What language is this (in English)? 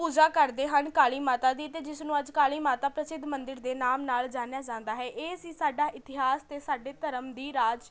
Punjabi